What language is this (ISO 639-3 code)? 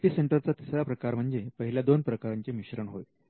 mar